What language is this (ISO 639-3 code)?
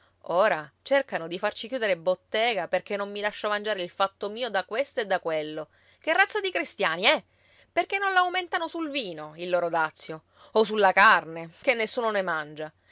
ita